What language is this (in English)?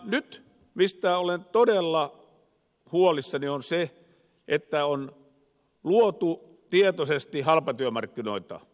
Finnish